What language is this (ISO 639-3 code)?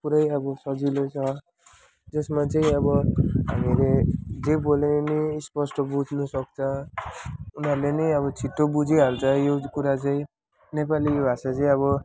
nep